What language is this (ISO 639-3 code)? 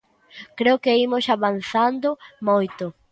glg